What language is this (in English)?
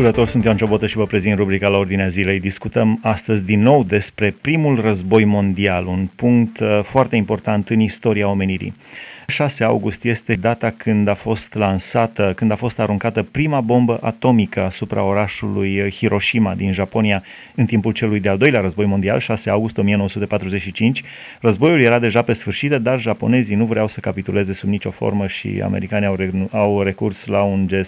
Romanian